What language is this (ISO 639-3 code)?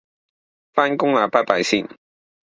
yue